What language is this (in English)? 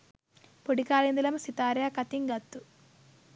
Sinhala